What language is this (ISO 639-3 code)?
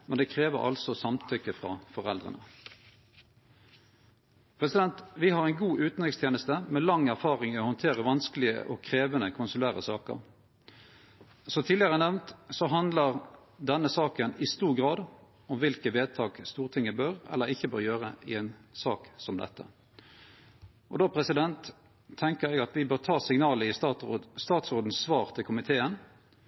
nno